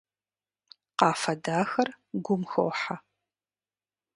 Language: Kabardian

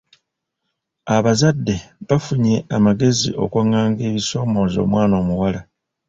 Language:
Ganda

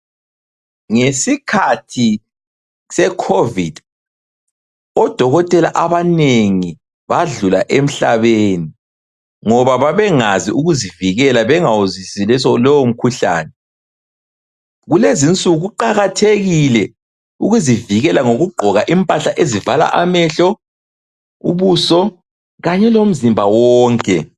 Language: North Ndebele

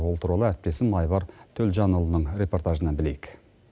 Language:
Kazakh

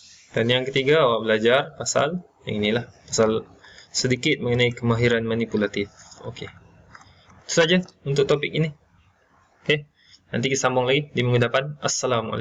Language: Malay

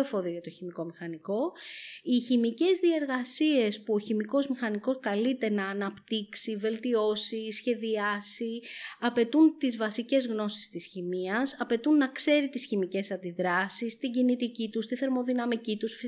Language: Greek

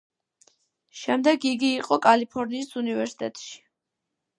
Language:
Georgian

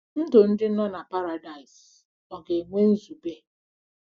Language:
Igbo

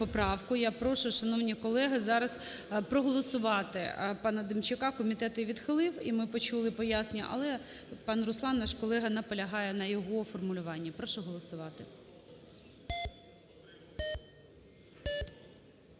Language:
Ukrainian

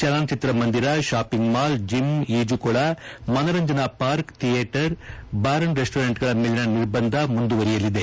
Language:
Kannada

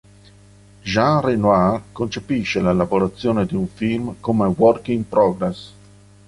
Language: Italian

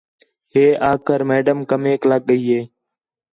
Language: Khetrani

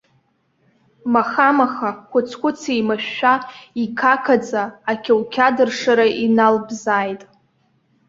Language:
Abkhazian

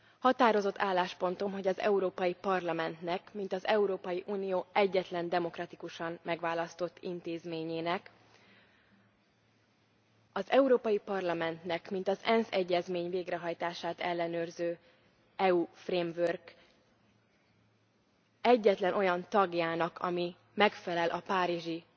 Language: Hungarian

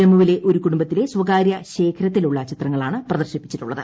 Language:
Malayalam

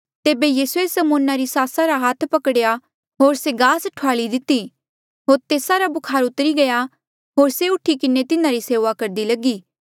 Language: Mandeali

